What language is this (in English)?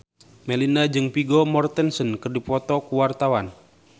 Sundanese